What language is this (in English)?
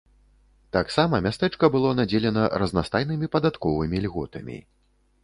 Belarusian